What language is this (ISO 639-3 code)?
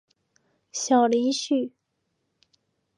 zho